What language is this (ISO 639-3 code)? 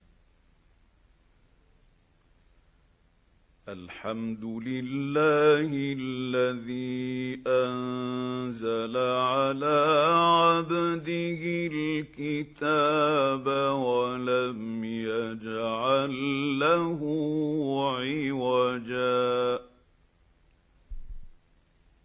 ara